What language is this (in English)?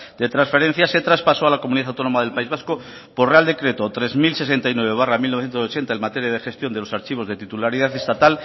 Spanish